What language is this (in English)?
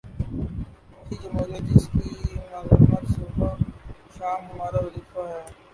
Urdu